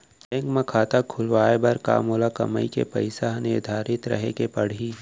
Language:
Chhattisgarhi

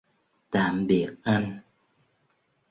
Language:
Vietnamese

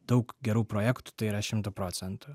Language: Lithuanian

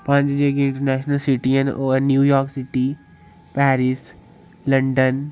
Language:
Dogri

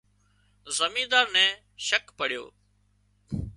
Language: Wadiyara Koli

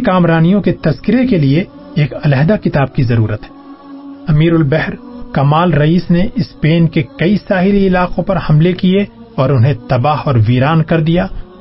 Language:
Urdu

